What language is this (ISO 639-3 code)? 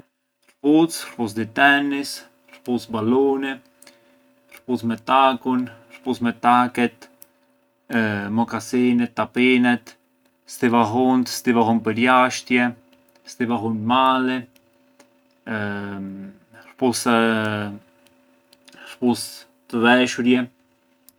aae